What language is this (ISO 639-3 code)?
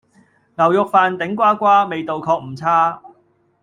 yue